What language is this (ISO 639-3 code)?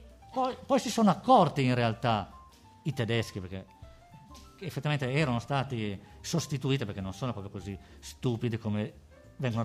ita